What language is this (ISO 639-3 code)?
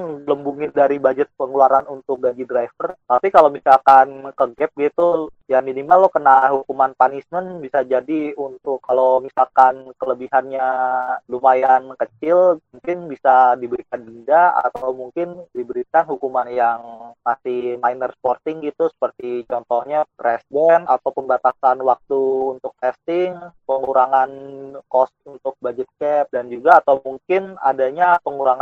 ind